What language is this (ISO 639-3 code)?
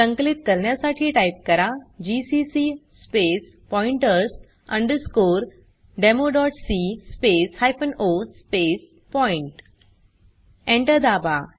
mar